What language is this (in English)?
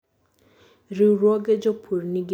Luo (Kenya and Tanzania)